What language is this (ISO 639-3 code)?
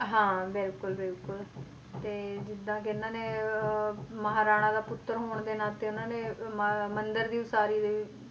pan